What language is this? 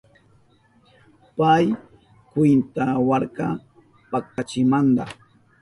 Southern Pastaza Quechua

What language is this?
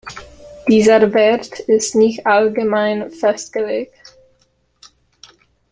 German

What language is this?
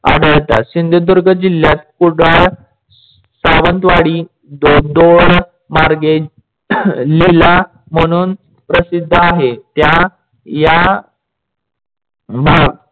Marathi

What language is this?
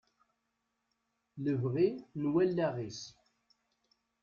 Kabyle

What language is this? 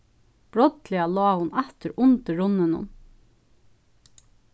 Faroese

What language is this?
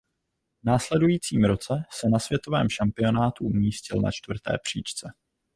Czech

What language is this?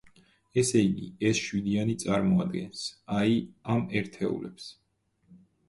Georgian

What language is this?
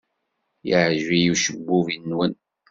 Kabyle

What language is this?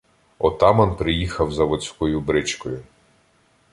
Ukrainian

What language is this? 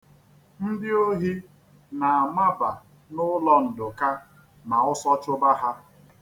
Igbo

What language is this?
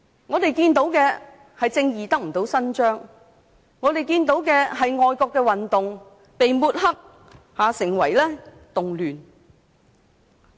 Cantonese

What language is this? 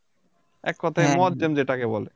Bangla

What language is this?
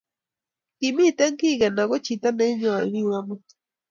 Kalenjin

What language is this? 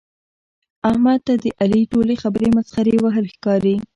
Pashto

